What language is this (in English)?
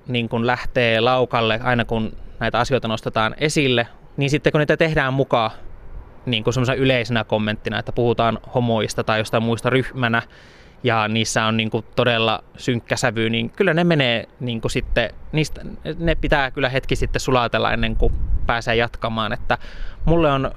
Finnish